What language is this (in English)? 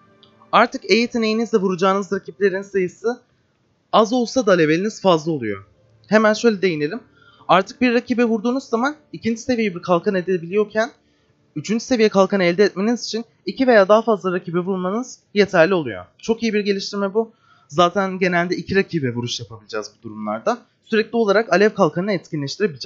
Turkish